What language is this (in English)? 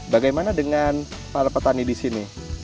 Indonesian